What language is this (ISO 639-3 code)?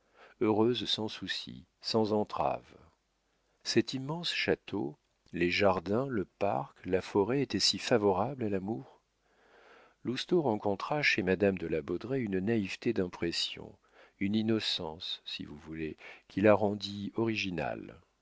fra